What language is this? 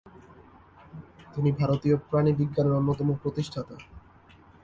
Bangla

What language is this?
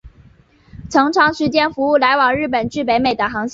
Chinese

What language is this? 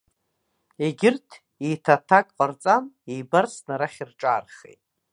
Abkhazian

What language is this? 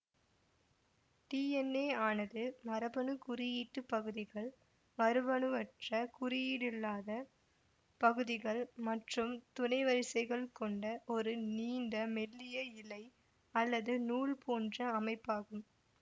Tamil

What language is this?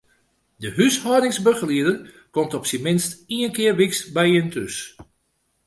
Western Frisian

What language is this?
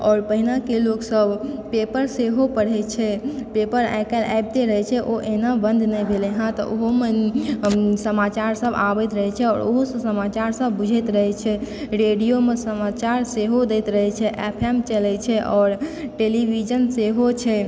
Maithili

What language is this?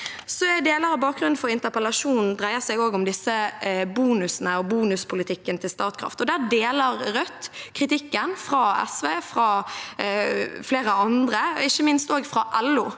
Norwegian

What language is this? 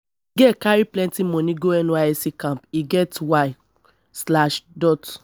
Nigerian Pidgin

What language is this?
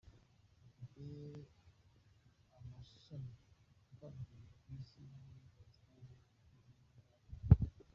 Kinyarwanda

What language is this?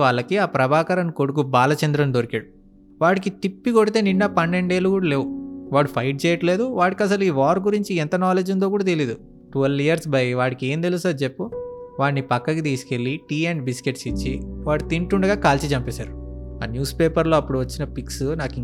Telugu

